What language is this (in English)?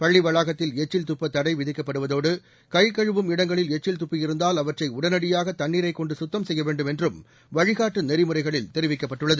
Tamil